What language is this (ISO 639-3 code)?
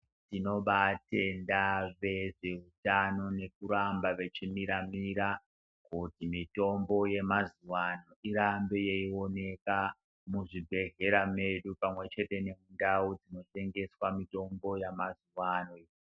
ndc